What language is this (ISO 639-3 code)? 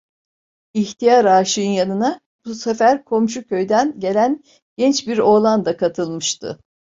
tur